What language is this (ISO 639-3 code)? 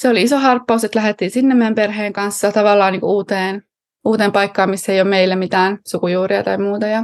fin